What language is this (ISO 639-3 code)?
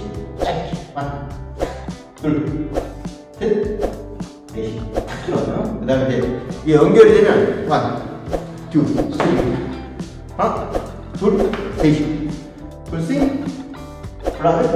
kor